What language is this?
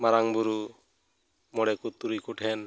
Santali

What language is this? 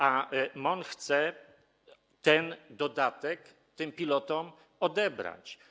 Polish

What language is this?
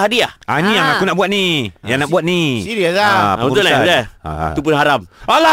Malay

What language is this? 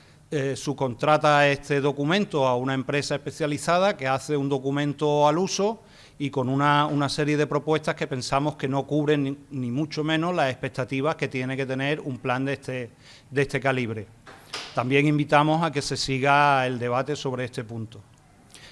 Spanish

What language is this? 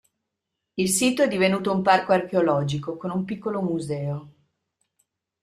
Italian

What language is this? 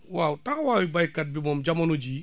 Wolof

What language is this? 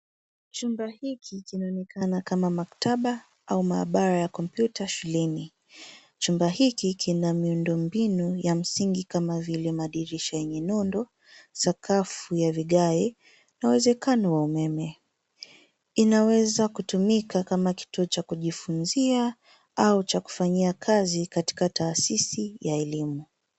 Swahili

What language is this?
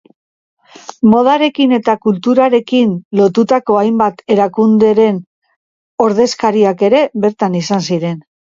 Basque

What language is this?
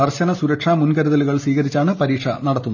Malayalam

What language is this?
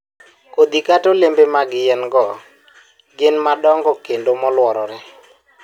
Luo (Kenya and Tanzania)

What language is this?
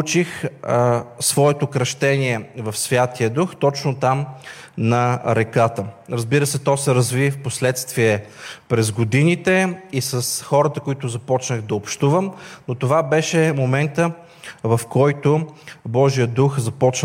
Bulgarian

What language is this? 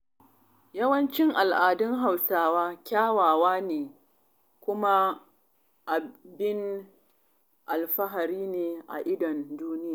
Hausa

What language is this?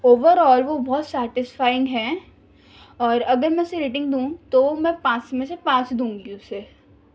Urdu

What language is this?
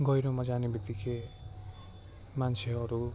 Nepali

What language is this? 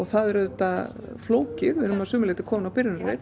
Icelandic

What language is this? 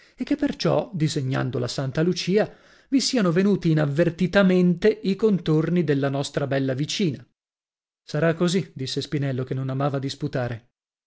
Italian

